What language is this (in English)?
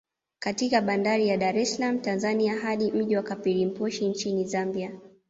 Swahili